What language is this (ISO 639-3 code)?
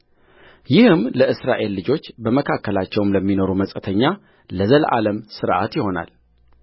amh